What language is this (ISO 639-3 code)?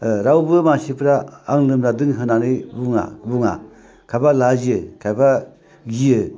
brx